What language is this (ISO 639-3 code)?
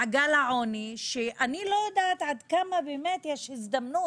heb